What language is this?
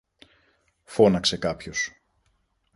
Greek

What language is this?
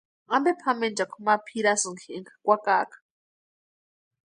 Western Highland Purepecha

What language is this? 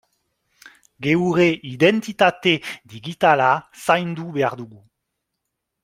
Basque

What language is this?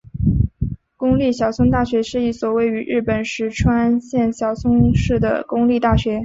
Chinese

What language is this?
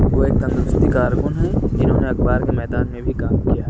Urdu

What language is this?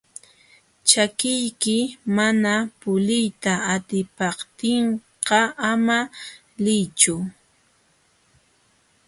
Jauja Wanca Quechua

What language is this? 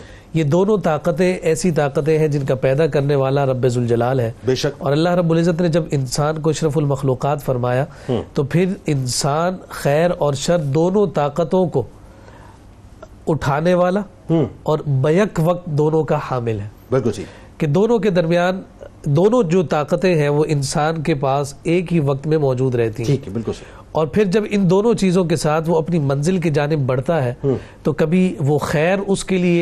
Urdu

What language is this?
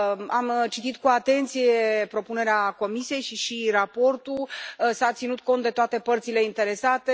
Romanian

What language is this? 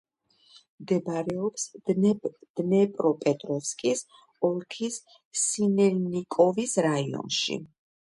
Georgian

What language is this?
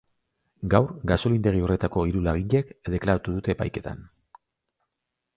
Basque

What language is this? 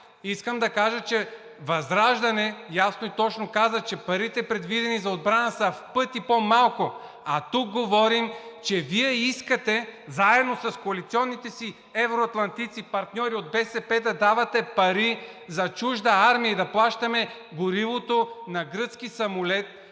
Bulgarian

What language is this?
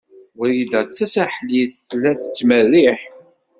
Kabyle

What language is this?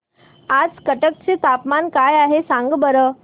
Marathi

